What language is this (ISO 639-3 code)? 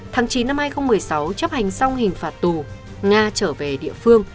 vie